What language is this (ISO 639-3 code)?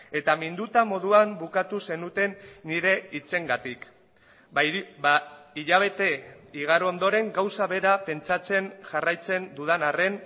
eus